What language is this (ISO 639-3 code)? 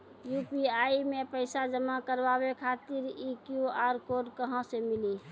mai